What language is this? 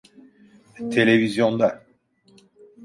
Turkish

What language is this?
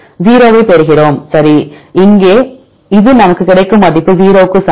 Tamil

